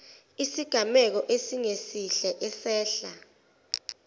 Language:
Zulu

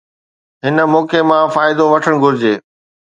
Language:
Sindhi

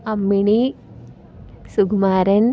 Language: Malayalam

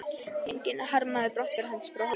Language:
Icelandic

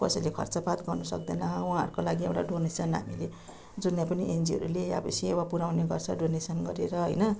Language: Nepali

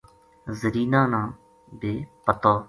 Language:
Gujari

